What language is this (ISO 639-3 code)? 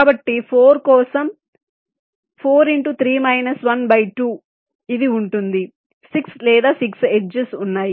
tel